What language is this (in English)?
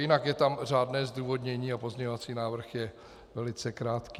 Czech